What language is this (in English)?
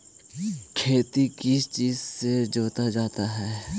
Magahi